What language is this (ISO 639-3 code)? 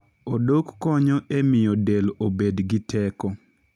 luo